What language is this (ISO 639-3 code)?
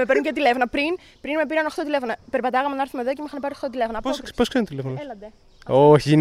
ell